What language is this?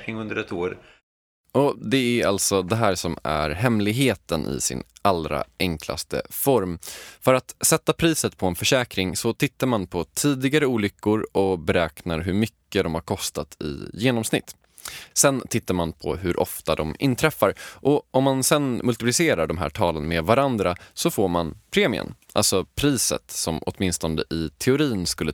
Swedish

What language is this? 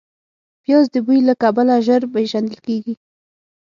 Pashto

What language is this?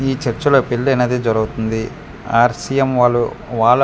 Telugu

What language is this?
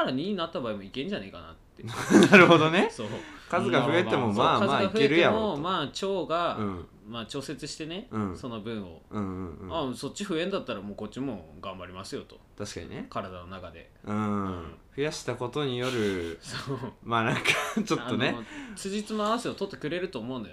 Japanese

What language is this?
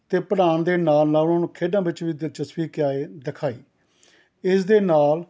Punjabi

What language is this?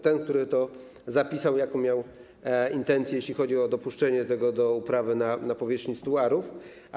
Polish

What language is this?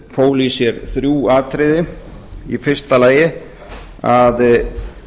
Icelandic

